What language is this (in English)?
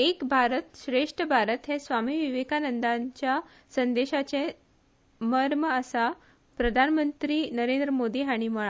Konkani